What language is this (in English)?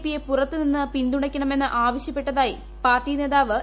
Malayalam